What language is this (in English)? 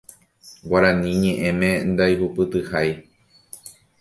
Guarani